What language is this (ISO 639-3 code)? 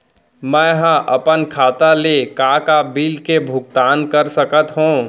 hne